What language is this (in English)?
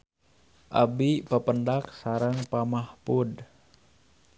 Sundanese